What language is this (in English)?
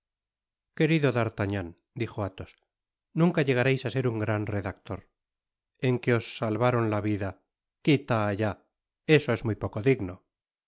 Spanish